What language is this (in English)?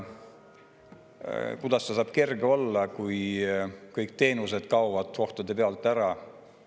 Estonian